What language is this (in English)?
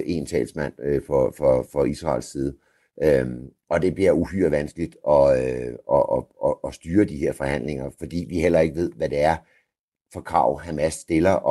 Danish